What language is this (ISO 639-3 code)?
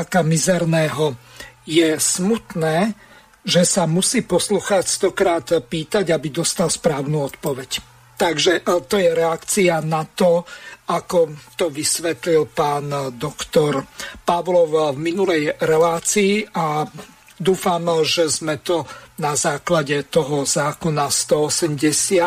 slk